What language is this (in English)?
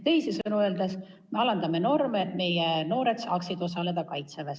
Estonian